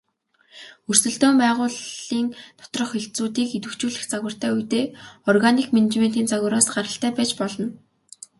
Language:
Mongolian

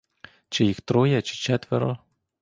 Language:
Ukrainian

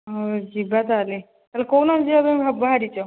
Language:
Odia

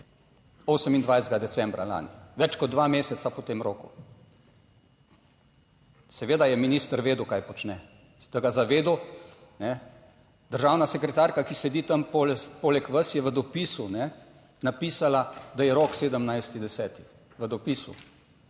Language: Slovenian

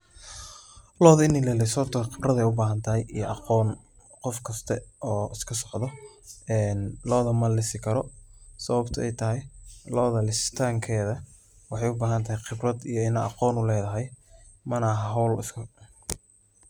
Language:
Somali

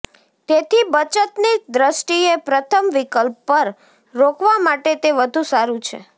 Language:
Gujarati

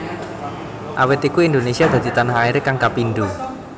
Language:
Javanese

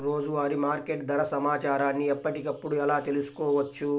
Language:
Telugu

